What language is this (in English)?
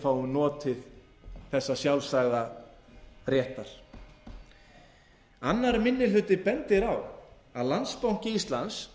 Icelandic